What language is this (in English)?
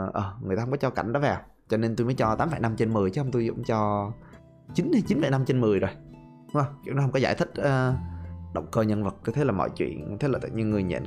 Vietnamese